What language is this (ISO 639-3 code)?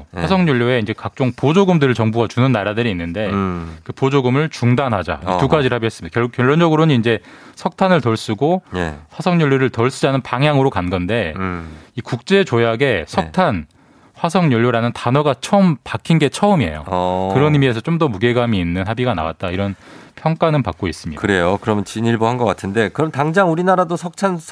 kor